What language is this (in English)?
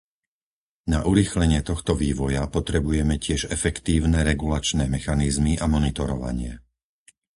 Slovak